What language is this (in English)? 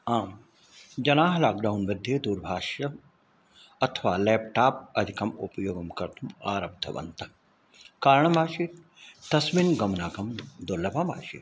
Sanskrit